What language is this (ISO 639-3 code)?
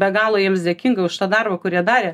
lit